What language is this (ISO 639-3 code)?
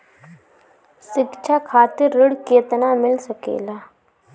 bho